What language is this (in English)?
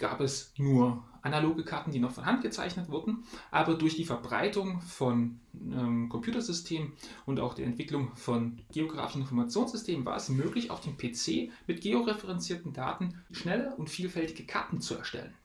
German